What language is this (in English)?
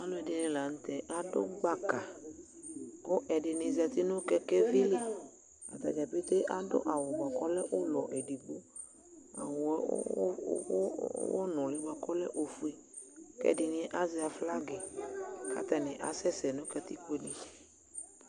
Ikposo